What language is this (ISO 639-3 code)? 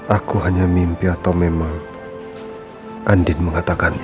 ind